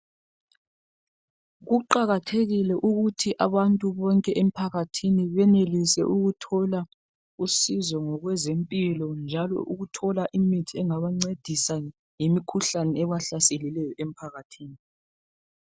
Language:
North Ndebele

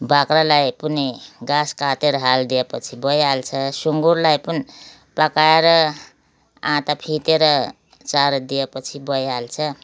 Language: Nepali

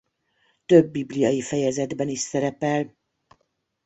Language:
Hungarian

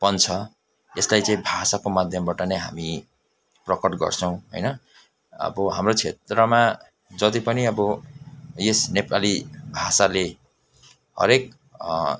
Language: Nepali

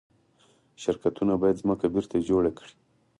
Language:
Pashto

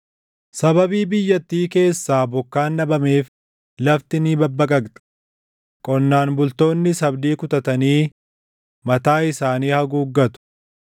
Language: Oromo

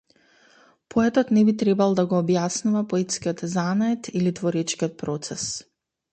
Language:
Macedonian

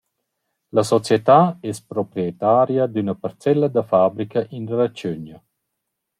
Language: Romansh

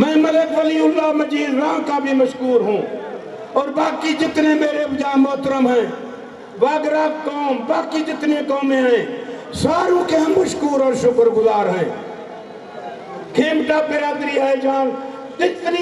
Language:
Hindi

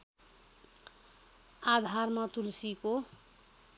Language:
Nepali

